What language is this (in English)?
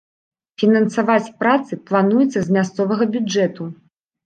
Belarusian